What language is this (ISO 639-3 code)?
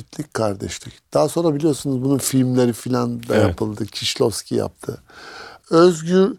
tur